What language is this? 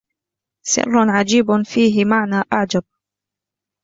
Arabic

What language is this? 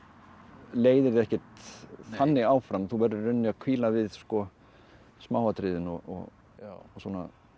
Icelandic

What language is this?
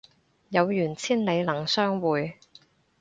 Cantonese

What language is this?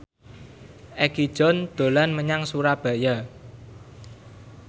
Javanese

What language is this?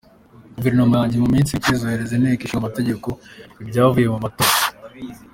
Kinyarwanda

